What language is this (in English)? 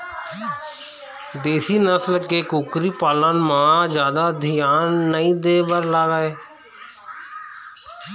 Chhattisgarhi